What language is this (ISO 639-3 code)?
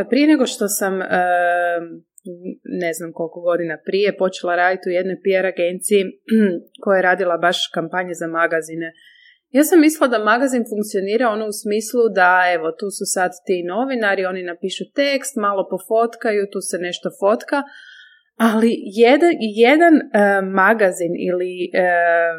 hrv